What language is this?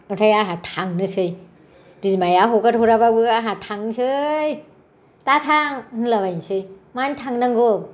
Bodo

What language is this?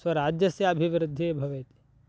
Sanskrit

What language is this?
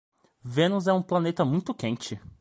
Portuguese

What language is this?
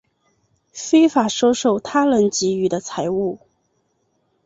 Chinese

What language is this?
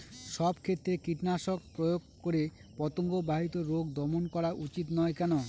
Bangla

